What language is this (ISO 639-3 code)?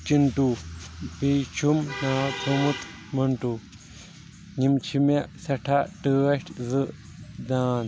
kas